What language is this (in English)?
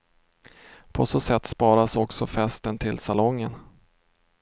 Swedish